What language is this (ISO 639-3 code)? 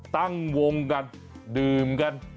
tha